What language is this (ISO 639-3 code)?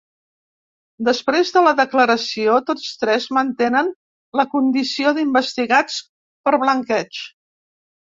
cat